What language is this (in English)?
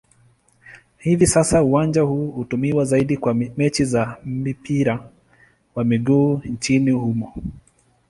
Swahili